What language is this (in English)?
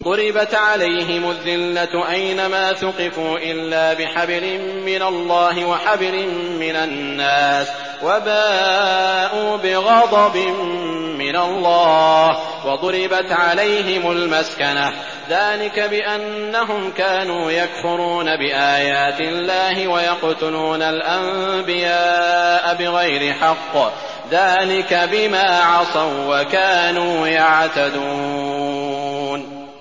Arabic